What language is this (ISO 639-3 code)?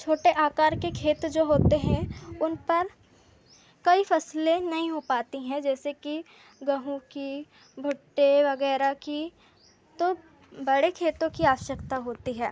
hin